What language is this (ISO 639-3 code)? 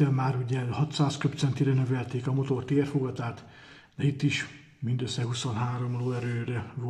hun